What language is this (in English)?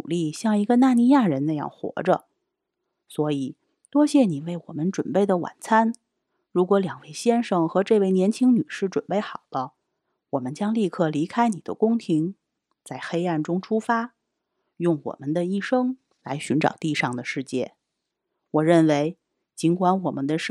Chinese